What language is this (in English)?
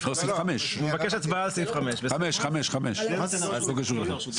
Hebrew